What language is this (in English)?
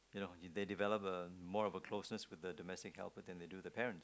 English